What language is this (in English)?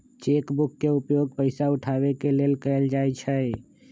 Magahi